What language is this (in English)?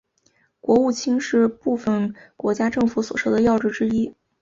Chinese